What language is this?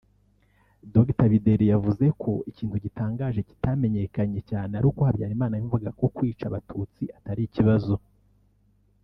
Kinyarwanda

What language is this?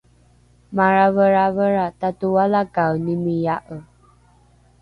Rukai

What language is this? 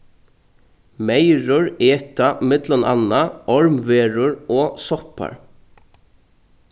Faroese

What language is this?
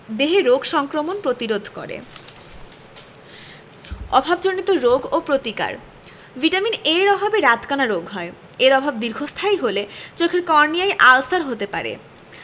Bangla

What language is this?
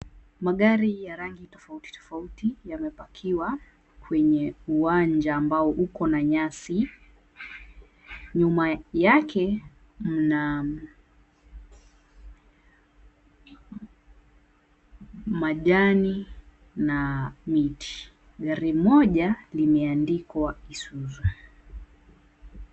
Swahili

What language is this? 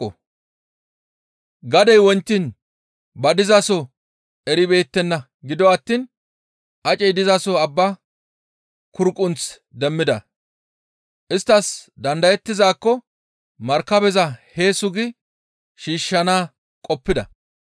Gamo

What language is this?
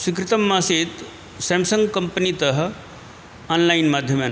Sanskrit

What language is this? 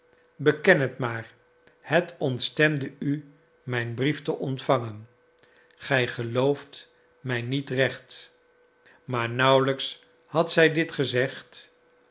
Dutch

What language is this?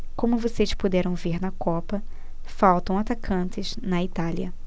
Portuguese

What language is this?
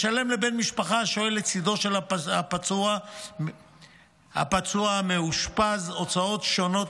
Hebrew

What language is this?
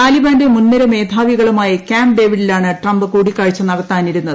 Malayalam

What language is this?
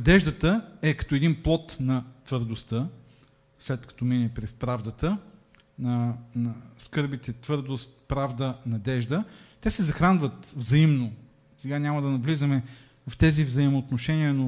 Bulgarian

